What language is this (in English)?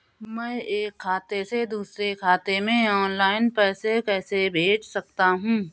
Hindi